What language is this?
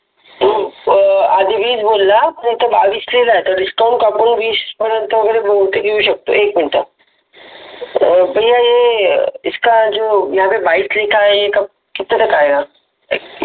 Marathi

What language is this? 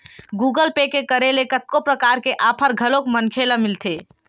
Chhattisgarhi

